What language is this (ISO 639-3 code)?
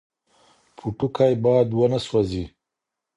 pus